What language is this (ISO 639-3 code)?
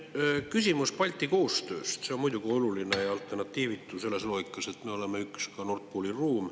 est